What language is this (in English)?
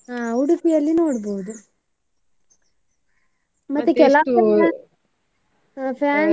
Kannada